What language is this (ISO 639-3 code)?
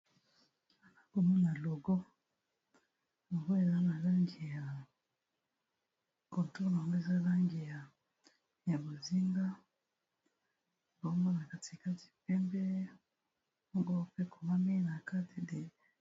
lin